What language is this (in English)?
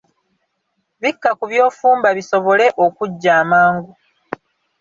Ganda